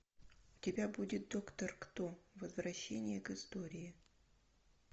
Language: Russian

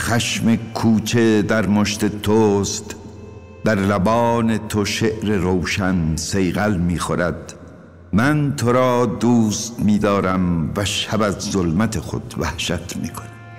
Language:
Persian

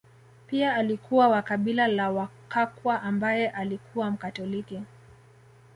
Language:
Swahili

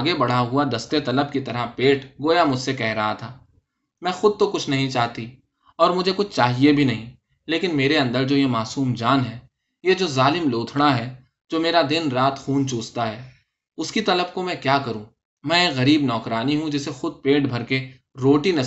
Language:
Urdu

